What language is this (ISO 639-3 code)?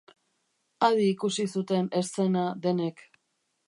eus